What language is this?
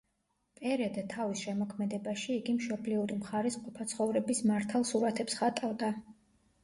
Georgian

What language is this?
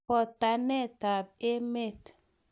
Kalenjin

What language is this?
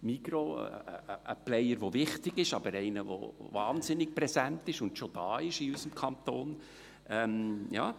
Swiss German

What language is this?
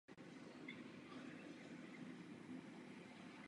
Czech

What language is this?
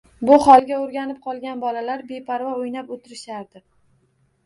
Uzbek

